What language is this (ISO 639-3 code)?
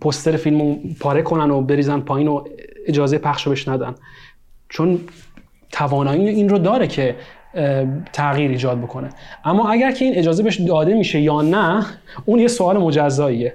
fas